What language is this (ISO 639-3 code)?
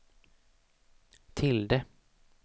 swe